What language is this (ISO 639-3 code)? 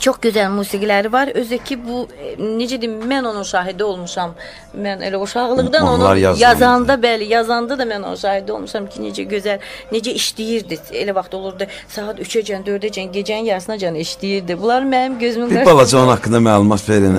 tur